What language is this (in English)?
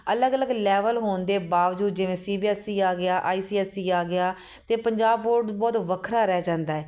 Punjabi